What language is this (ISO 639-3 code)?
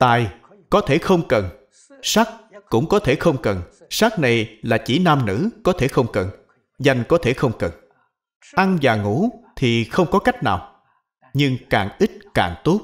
vie